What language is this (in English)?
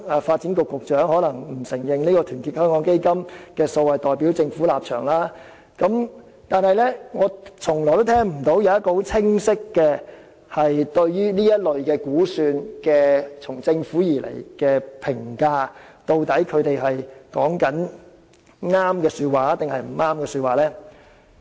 Cantonese